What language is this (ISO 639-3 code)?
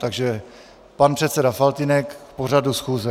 ces